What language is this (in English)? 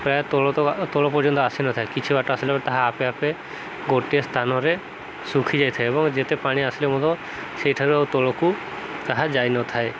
Odia